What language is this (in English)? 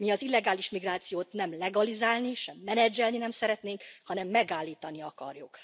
Hungarian